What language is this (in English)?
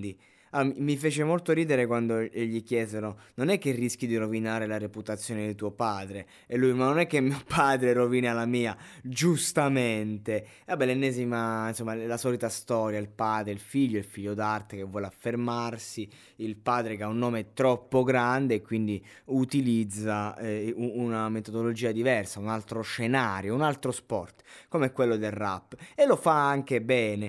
Italian